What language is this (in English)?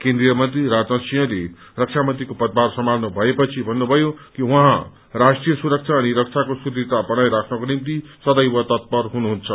Nepali